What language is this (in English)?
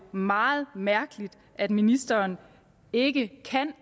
Danish